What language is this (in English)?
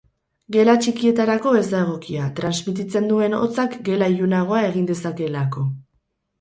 Basque